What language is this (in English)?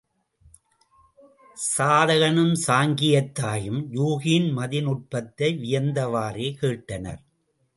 Tamil